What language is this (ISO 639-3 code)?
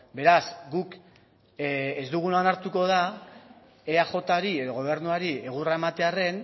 eus